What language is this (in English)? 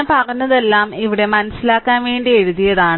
Malayalam